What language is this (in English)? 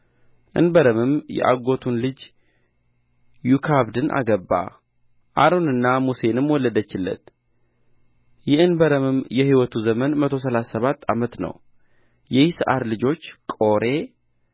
Amharic